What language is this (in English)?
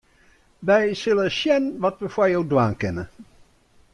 Western Frisian